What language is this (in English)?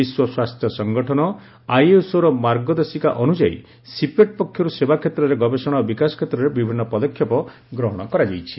Odia